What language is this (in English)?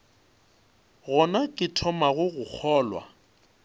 Northern Sotho